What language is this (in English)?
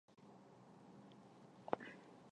Chinese